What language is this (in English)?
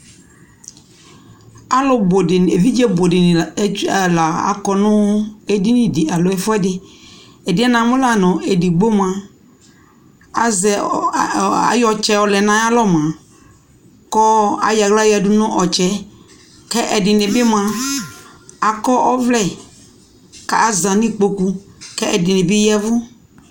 Ikposo